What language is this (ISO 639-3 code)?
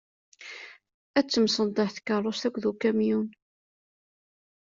kab